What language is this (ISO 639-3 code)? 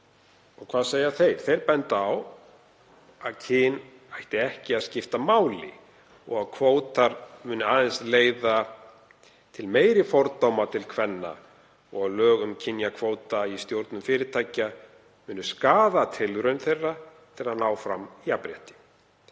isl